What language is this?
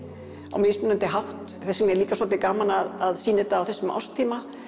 Icelandic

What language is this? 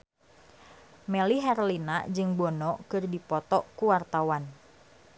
Sundanese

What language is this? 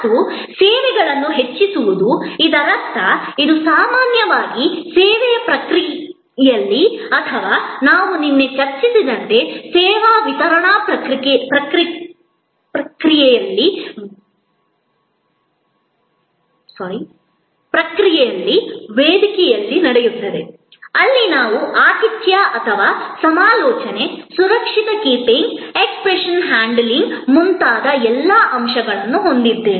Kannada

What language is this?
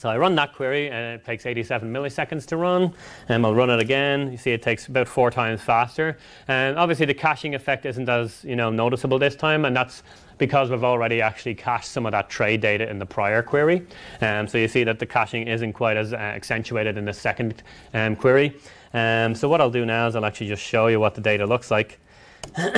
English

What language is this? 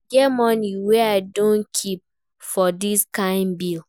Nigerian Pidgin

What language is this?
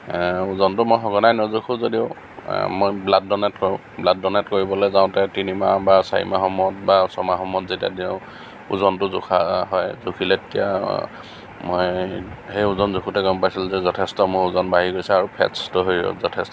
Assamese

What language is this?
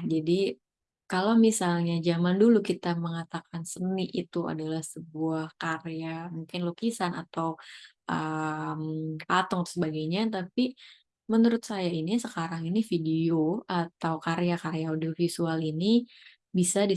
Indonesian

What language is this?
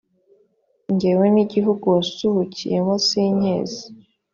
Kinyarwanda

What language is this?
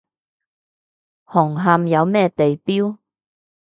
Cantonese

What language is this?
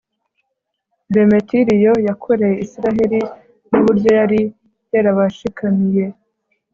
Kinyarwanda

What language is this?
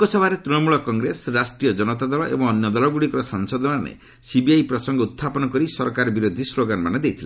Odia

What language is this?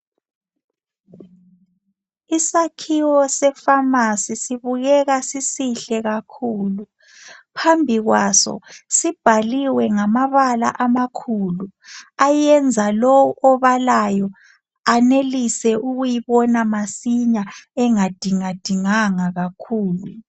North Ndebele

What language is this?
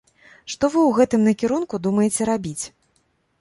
Belarusian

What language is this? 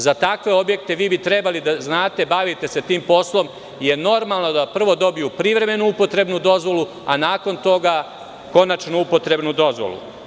Serbian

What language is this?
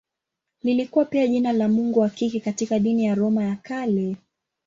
Swahili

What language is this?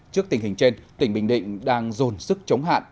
Vietnamese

